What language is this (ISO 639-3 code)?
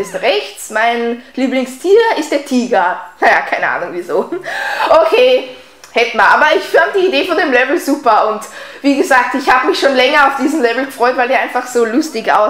deu